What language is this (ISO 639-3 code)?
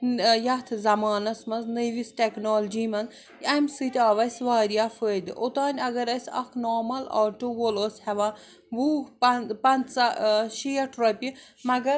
kas